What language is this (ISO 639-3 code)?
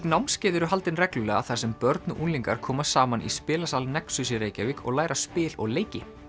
isl